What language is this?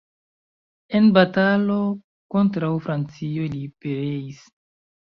Esperanto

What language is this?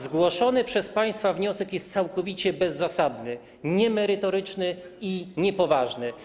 Polish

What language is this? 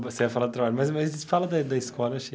Portuguese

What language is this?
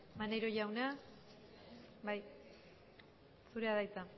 Basque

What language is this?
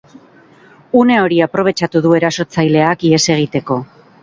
Basque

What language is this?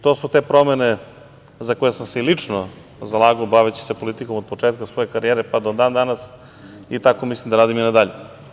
Serbian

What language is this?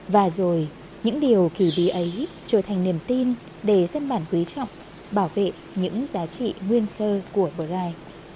Vietnamese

